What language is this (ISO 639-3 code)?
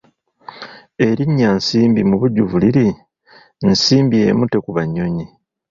lug